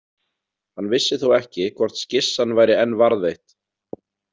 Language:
Icelandic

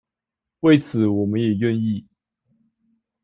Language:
Chinese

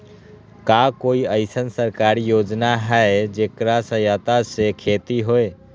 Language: Magahi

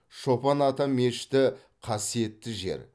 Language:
Kazakh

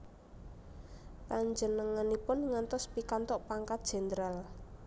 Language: Javanese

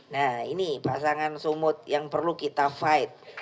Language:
Indonesian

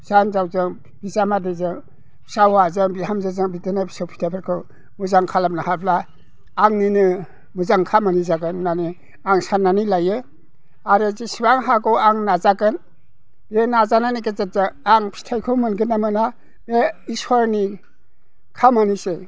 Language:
Bodo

